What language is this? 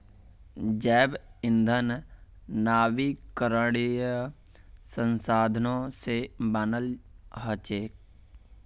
Magahi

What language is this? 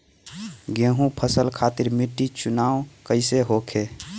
Bhojpuri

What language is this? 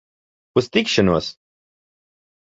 Latvian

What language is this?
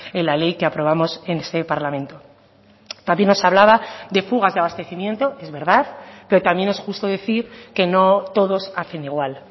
Spanish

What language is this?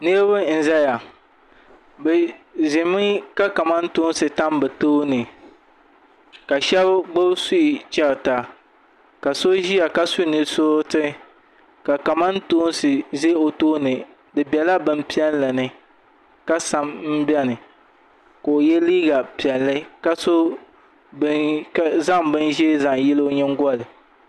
Dagbani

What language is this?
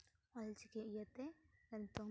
Santali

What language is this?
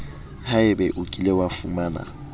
Southern Sotho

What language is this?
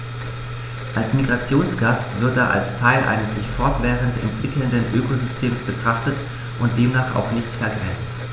German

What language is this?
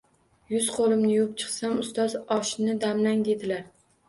Uzbek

